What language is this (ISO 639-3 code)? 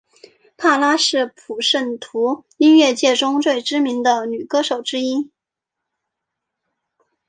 zho